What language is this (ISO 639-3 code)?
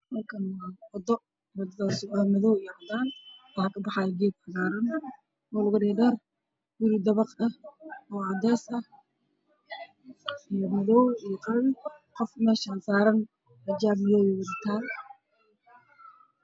som